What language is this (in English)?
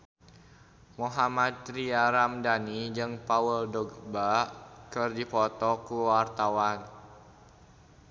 Sundanese